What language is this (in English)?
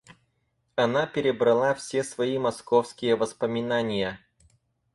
Russian